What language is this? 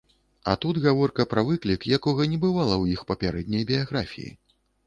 Belarusian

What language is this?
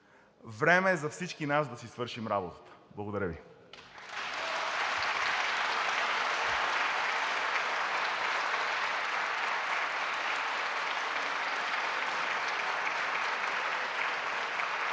Bulgarian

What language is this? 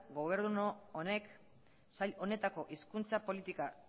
Basque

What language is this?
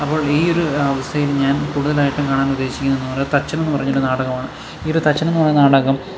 Malayalam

